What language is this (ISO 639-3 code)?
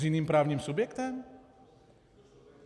ces